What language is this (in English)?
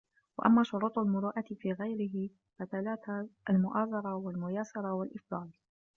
Arabic